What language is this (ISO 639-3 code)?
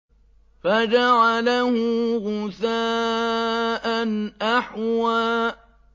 ara